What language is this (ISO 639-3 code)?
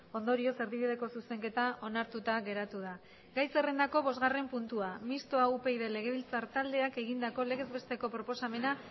eus